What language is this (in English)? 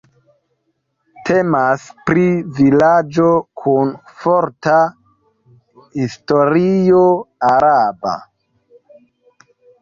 Esperanto